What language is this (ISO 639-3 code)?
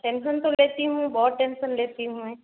hin